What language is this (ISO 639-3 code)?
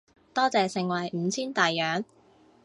yue